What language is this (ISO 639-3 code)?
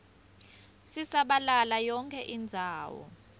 ssw